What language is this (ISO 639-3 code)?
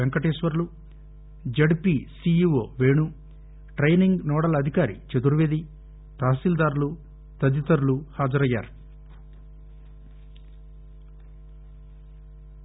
tel